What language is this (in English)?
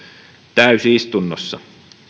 Finnish